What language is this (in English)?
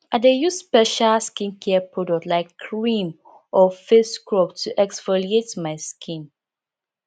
Nigerian Pidgin